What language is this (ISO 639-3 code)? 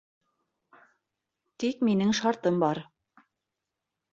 bak